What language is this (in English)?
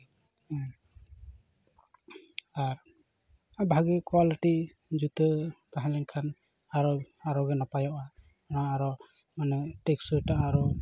Santali